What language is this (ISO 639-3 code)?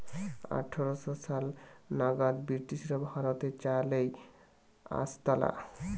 ben